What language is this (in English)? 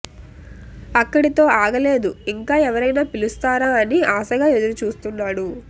Telugu